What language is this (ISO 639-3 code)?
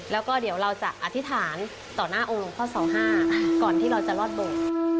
tha